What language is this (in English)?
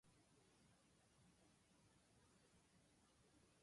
Japanese